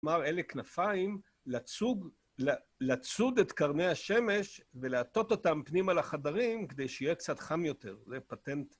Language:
Hebrew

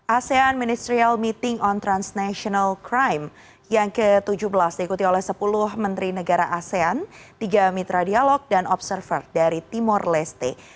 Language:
Indonesian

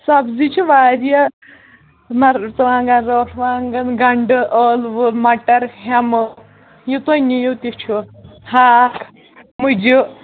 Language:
Kashmiri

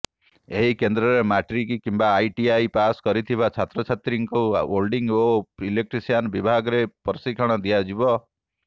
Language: Odia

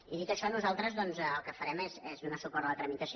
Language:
Catalan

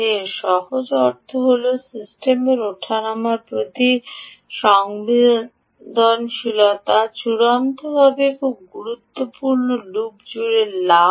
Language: Bangla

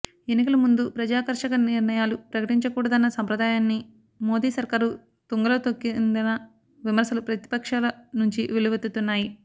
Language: Telugu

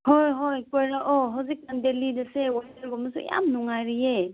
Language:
Manipuri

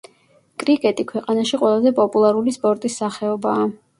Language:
Georgian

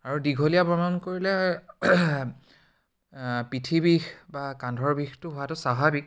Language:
Assamese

